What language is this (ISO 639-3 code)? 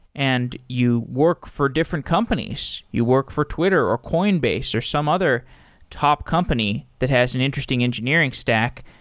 eng